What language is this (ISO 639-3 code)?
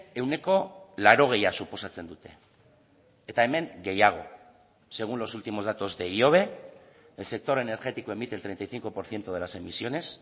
spa